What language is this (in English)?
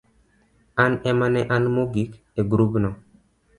Luo (Kenya and Tanzania)